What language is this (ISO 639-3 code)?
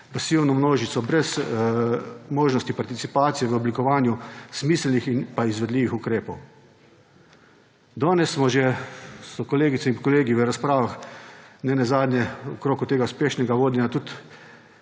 slv